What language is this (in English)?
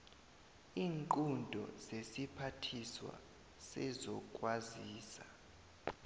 South Ndebele